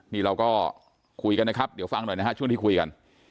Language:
Thai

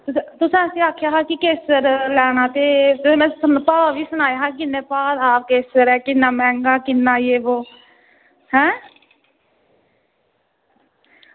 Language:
Dogri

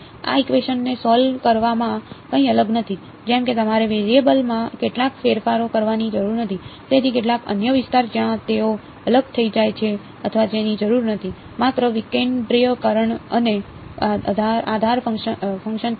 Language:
Gujarati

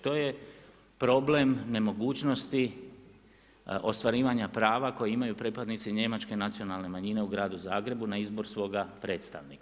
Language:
Croatian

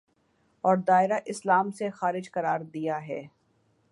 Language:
Urdu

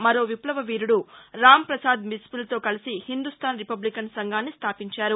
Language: Telugu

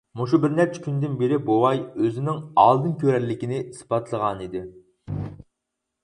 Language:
Uyghur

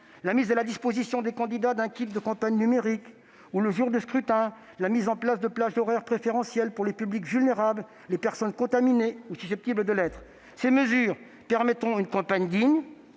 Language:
French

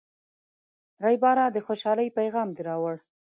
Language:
Pashto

